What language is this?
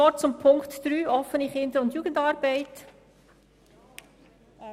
Swiss German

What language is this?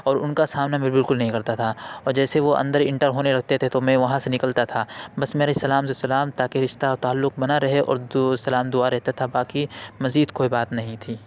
Urdu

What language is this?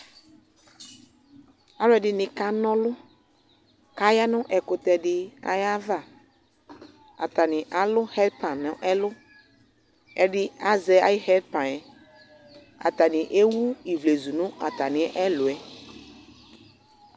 Ikposo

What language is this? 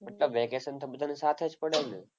Gujarati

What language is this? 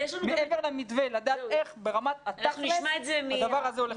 Hebrew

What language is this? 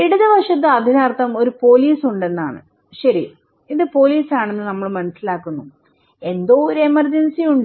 Malayalam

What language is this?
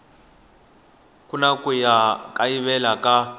Tsonga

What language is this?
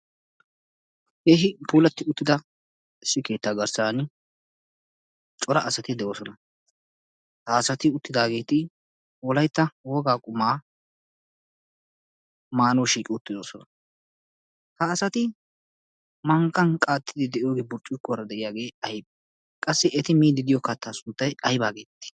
Wolaytta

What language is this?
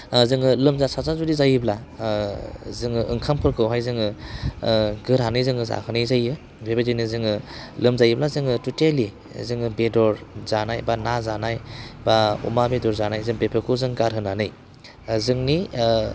Bodo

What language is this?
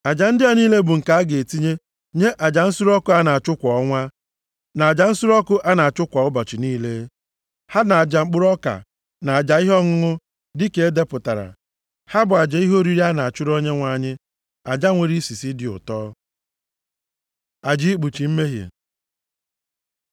Igbo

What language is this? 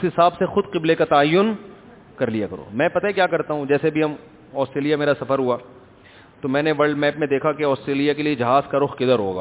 Urdu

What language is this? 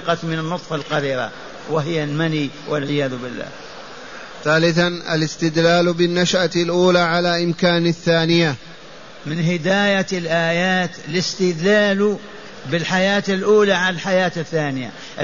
Arabic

